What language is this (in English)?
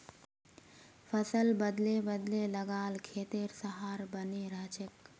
Magahi